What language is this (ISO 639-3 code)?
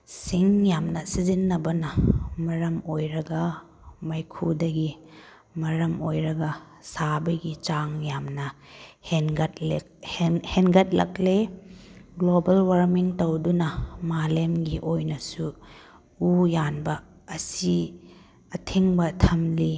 mni